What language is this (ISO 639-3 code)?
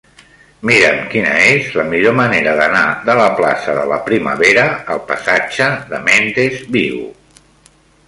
cat